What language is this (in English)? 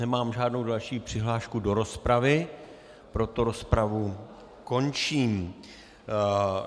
Czech